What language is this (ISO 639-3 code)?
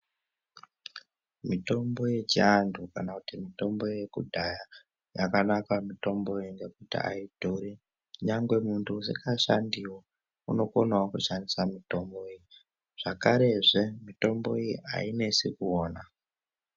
ndc